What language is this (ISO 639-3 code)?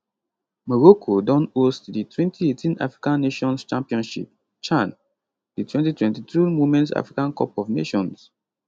pcm